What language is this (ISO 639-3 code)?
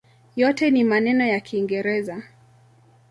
swa